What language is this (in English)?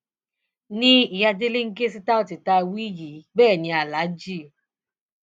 Yoruba